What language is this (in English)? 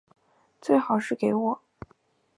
Chinese